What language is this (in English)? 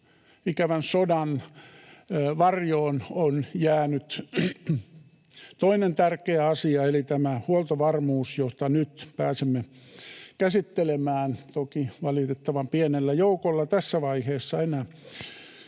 Finnish